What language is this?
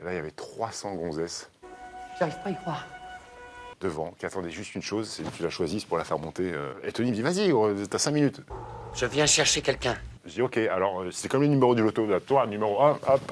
French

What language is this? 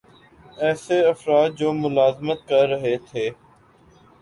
Urdu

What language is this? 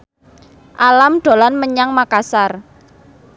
Javanese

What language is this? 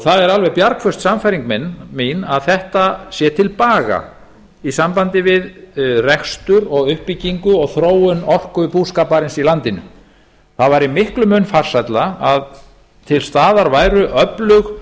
Icelandic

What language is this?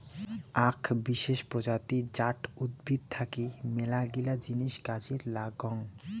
Bangla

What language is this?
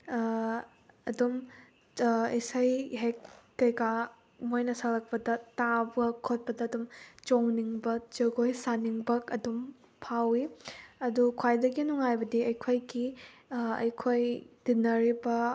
Manipuri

